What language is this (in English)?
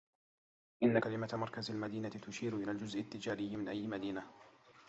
Arabic